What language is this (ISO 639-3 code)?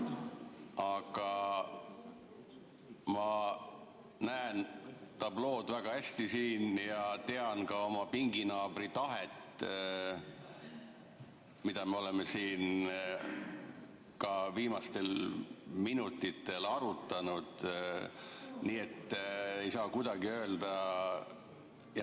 est